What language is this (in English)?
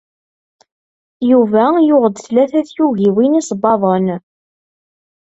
Kabyle